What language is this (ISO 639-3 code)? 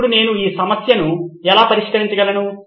tel